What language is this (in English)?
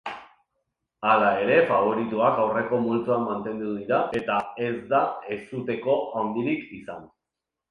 Basque